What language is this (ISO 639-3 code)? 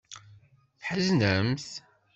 kab